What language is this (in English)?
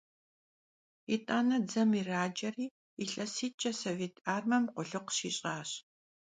Kabardian